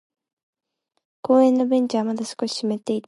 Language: Japanese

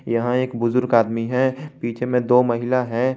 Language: Hindi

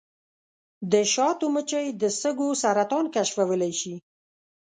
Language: Pashto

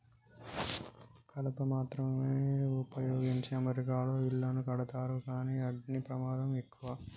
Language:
Telugu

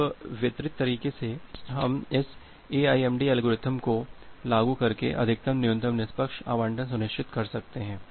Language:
Hindi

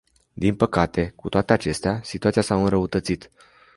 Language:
Romanian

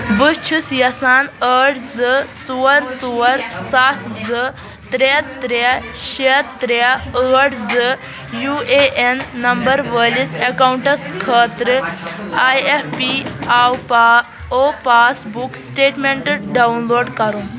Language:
Kashmiri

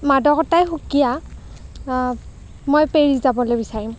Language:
Assamese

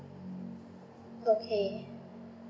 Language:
English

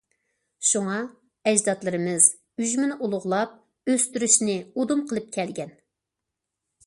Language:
Uyghur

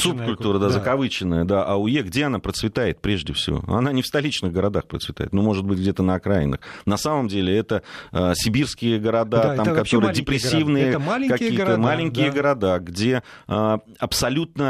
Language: Russian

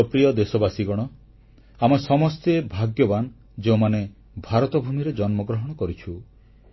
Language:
Odia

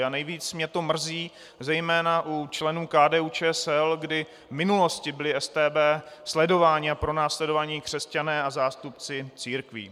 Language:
Czech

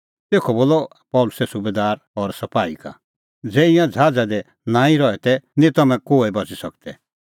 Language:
Kullu Pahari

